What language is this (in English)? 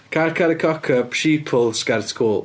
Welsh